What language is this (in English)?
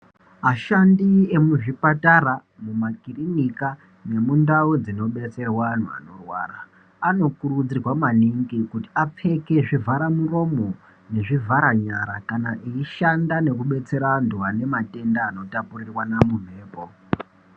Ndau